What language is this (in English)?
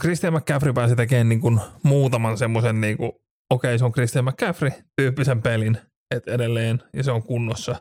Finnish